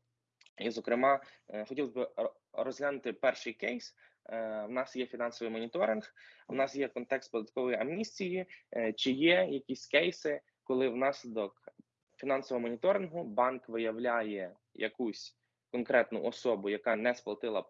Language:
Ukrainian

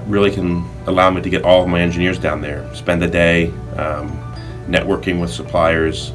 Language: English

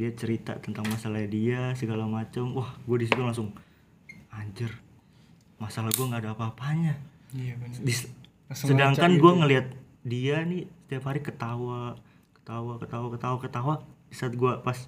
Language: Indonesian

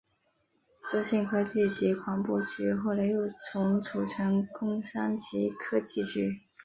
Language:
Chinese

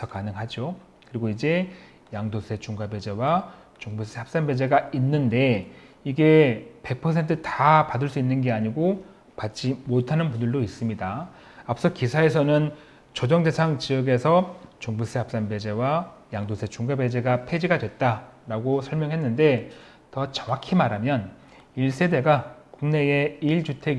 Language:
Korean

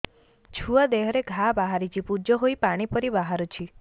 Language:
Odia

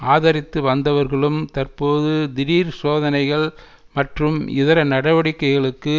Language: Tamil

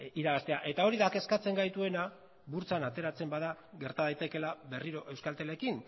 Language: Basque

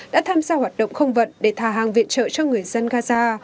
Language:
Vietnamese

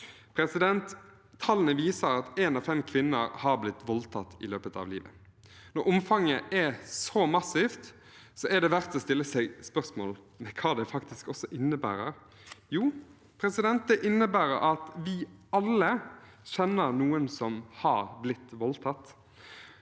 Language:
Norwegian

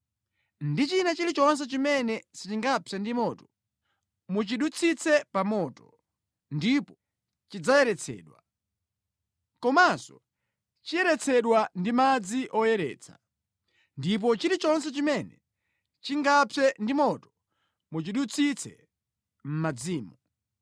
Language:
Nyanja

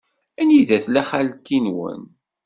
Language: Kabyle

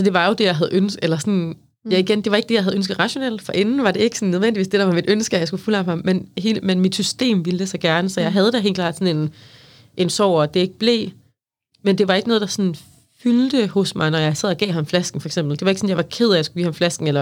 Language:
Danish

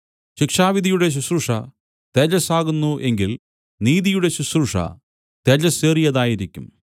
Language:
Malayalam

